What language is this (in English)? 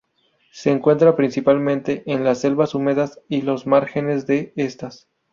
Spanish